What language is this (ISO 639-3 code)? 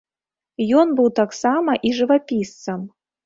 bel